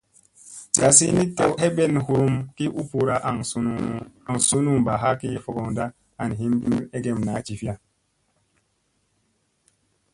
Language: Musey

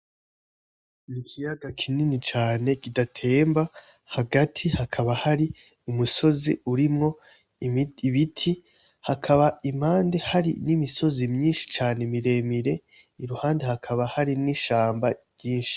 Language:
Rundi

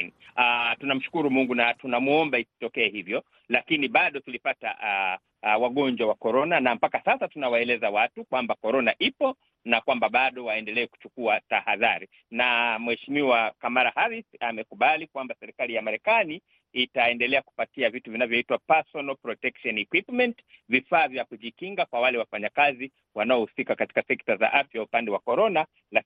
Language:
Swahili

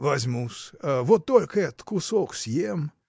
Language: Russian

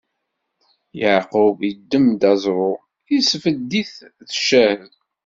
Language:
Kabyle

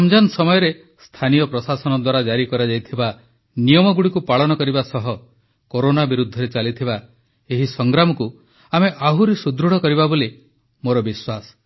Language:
Odia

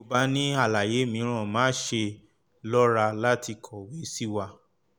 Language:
Yoruba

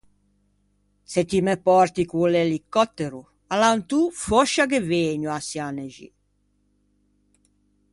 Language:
Ligurian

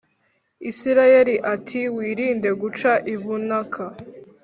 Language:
Kinyarwanda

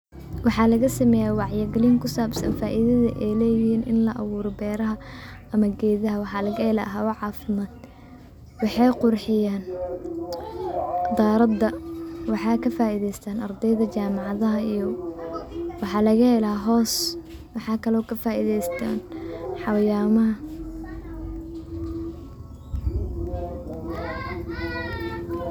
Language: Somali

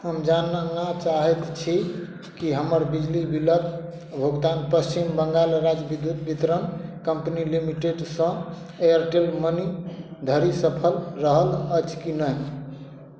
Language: Maithili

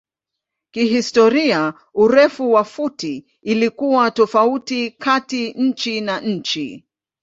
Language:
Swahili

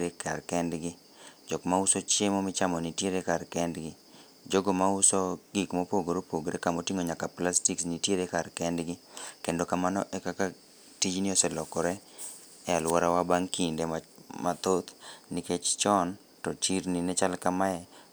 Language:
Luo (Kenya and Tanzania)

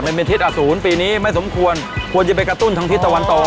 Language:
Thai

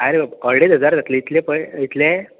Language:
Konkani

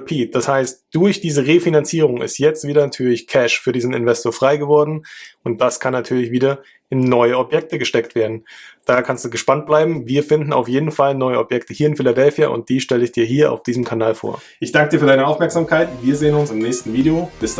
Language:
German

